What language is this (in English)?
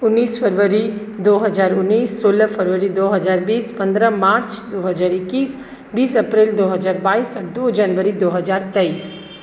Maithili